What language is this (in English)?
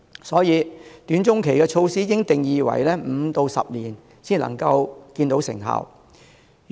Cantonese